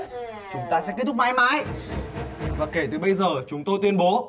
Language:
Vietnamese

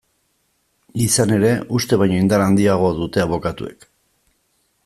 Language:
Basque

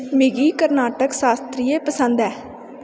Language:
Dogri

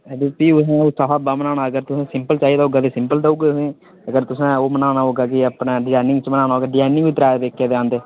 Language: Dogri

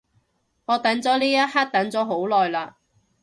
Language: Cantonese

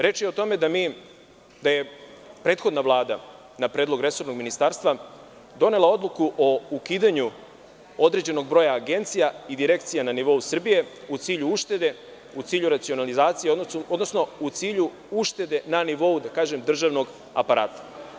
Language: Serbian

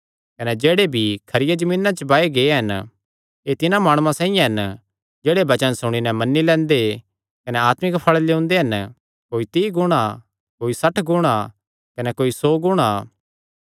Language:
Kangri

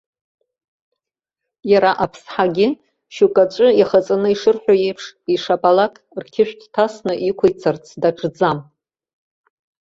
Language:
Abkhazian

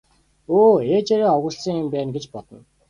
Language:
Mongolian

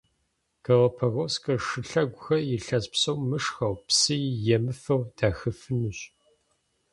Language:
Kabardian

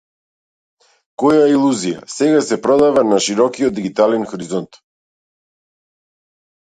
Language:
Macedonian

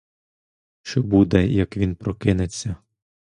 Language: Ukrainian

